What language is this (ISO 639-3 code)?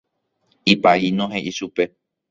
grn